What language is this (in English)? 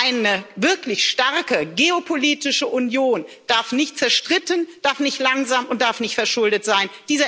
German